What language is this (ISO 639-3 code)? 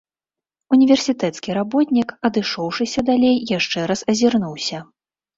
bel